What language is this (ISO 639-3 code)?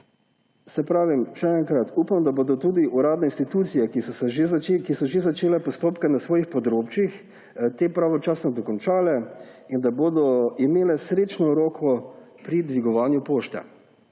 slv